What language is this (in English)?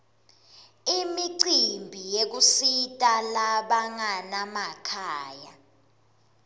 Swati